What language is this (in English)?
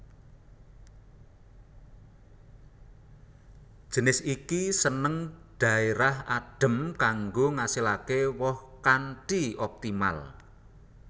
Javanese